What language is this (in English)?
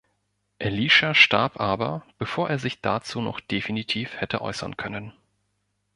German